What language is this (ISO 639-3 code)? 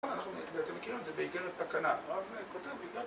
heb